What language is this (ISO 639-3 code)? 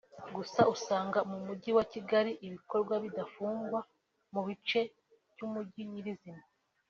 kin